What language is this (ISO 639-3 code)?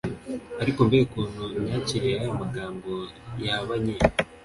kin